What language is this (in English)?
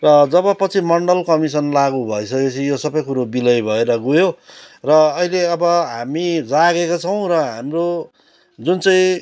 Nepali